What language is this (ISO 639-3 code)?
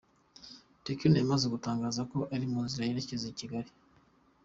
kin